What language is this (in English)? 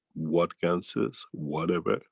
English